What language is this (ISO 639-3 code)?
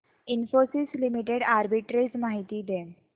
mar